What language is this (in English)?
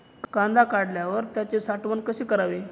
Marathi